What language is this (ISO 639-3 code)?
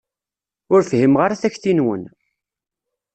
kab